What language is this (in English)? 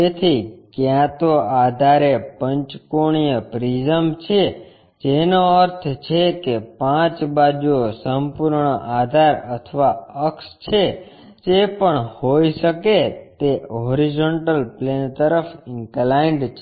Gujarati